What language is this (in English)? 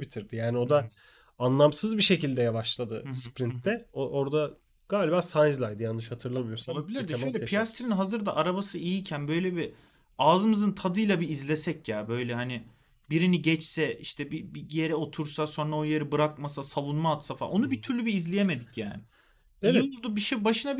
Turkish